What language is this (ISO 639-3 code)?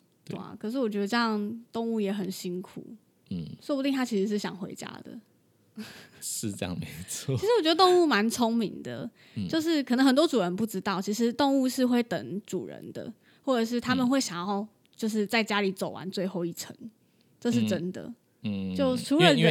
zho